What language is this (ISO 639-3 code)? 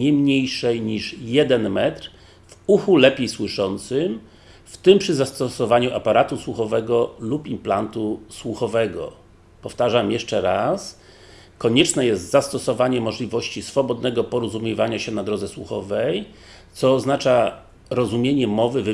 pol